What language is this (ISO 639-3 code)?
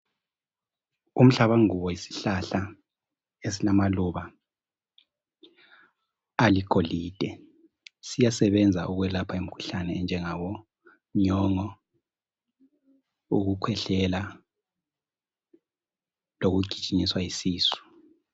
nde